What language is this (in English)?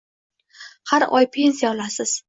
Uzbek